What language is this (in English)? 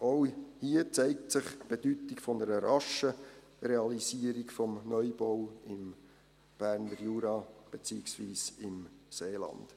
Swiss German